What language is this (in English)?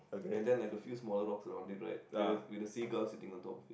English